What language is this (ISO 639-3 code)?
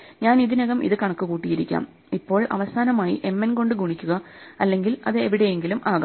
mal